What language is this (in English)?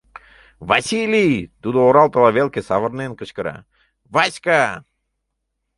Mari